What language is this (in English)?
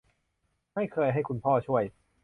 Thai